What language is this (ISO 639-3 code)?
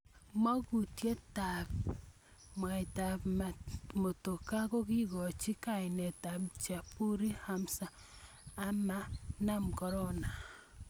kln